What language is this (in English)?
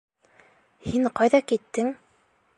Bashkir